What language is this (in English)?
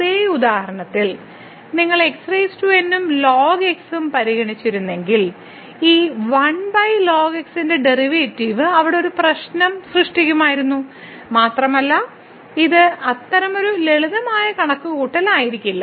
Malayalam